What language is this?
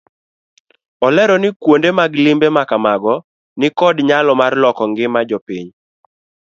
Luo (Kenya and Tanzania)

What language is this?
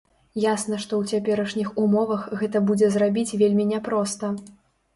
Belarusian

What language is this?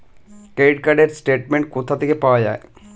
Bangla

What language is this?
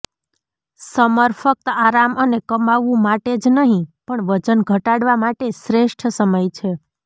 Gujarati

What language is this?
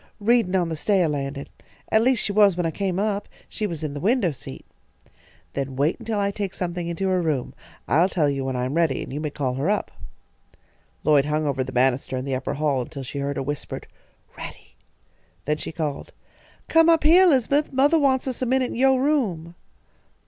English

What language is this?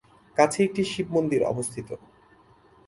Bangla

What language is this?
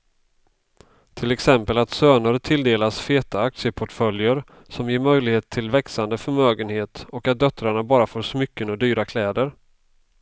Swedish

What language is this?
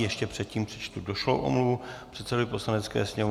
Czech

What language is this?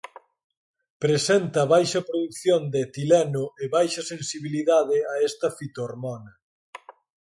Galician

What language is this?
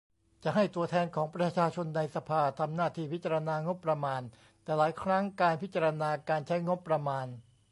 Thai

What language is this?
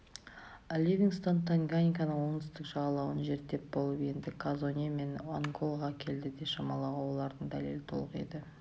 Kazakh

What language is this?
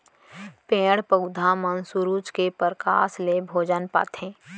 Chhattisgarhi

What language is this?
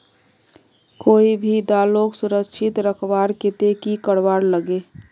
Magahi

